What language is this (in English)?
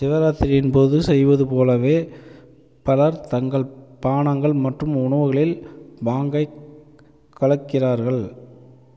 Tamil